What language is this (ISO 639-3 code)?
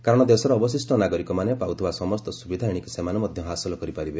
ori